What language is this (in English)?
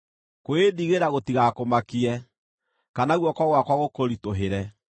Kikuyu